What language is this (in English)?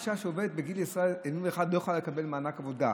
Hebrew